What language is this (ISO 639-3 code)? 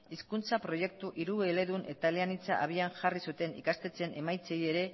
eus